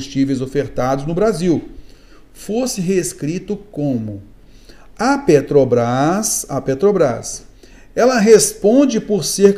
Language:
Portuguese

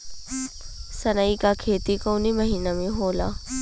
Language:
Bhojpuri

